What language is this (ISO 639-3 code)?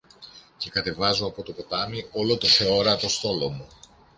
ell